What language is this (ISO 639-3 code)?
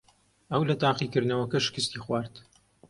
ckb